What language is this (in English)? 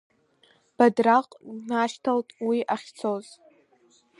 Abkhazian